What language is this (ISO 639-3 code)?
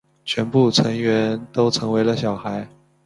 zho